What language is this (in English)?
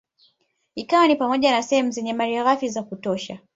Swahili